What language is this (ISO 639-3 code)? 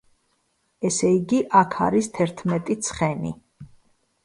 kat